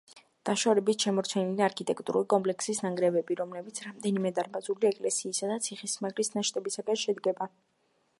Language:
Georgian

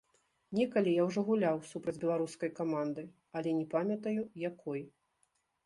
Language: Belarusian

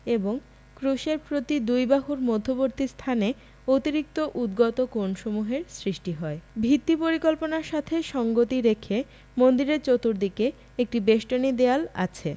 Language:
Bangla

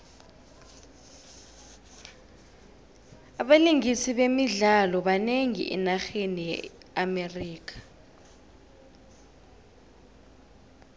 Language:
South Ndebele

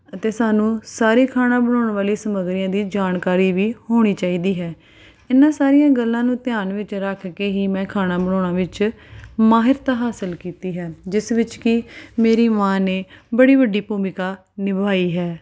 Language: Punjabi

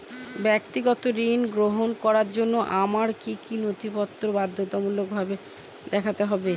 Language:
Bangla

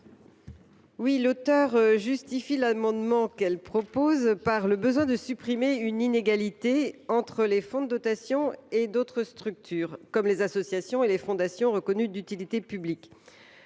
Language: French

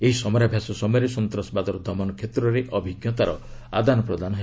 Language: Odia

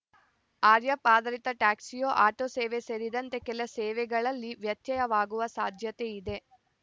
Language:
Kannada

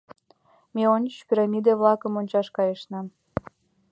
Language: Mari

